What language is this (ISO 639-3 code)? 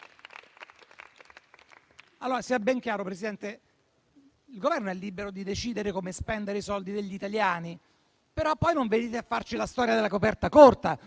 ita